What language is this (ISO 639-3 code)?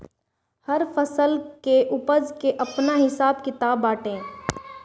bho